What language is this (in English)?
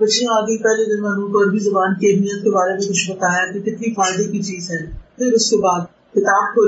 Urdu